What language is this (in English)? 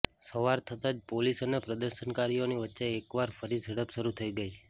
Gujarati